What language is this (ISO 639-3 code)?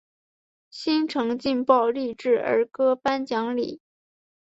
zho